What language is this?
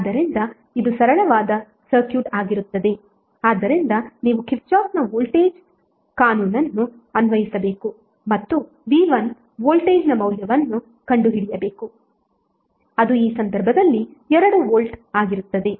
Kannada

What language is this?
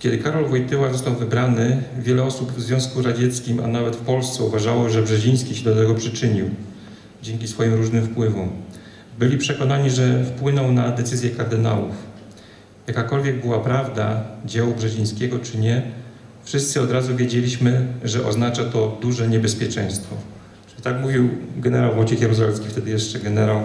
Polish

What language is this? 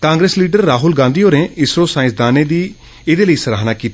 Dogri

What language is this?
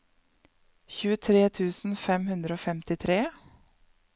Norwegian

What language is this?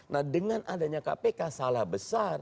Indonesian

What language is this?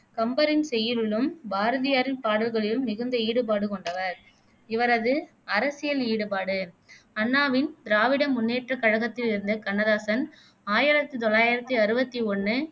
Tamil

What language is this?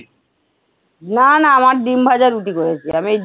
Bangla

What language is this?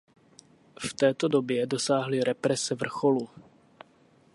Czech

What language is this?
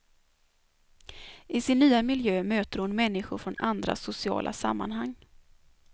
Swedish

